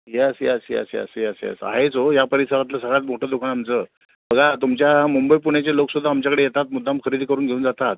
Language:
Marathi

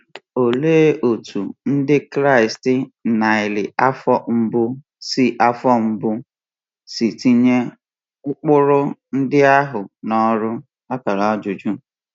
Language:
Igbo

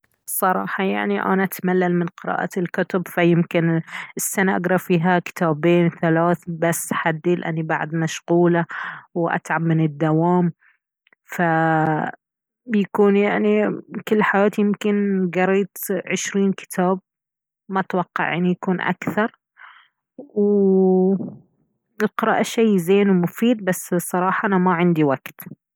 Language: Baharna Arabic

